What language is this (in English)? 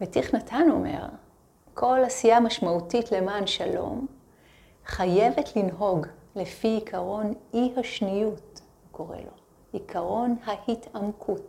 Hebrew